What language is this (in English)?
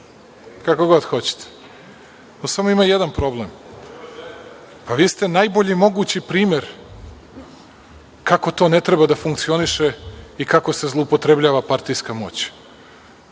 Serbian